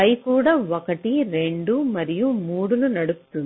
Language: Telugu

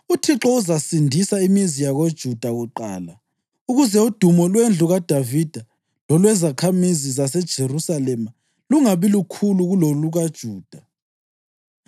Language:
North Ndebele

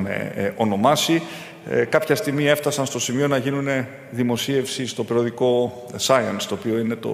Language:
Greek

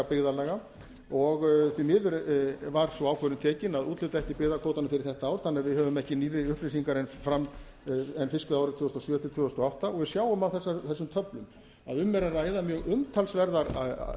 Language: Icelandic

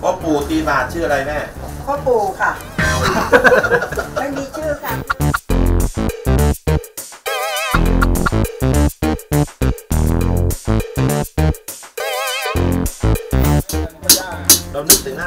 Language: Thai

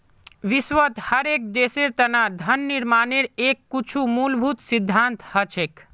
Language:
Magahi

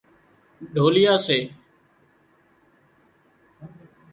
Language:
Wadiyara Koli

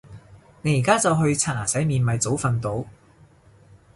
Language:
Cantonese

